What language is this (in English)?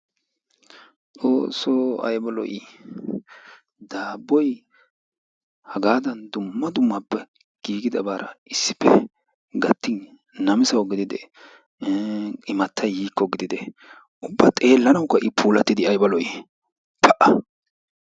Wolaytta